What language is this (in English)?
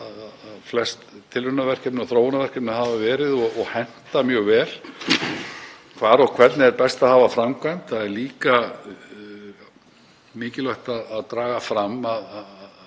Icelandic